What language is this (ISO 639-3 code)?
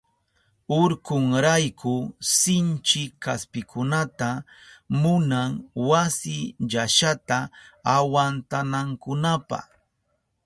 qup